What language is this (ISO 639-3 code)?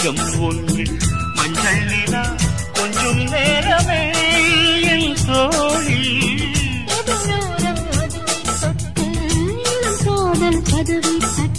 tam